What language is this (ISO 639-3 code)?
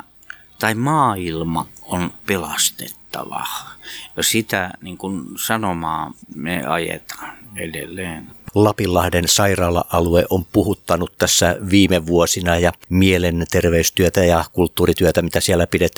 fin